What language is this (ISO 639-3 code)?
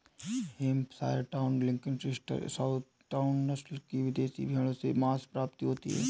hin